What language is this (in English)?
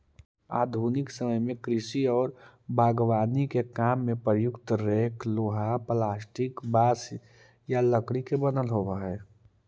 Magahi